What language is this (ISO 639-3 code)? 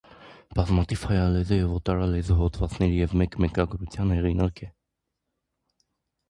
hye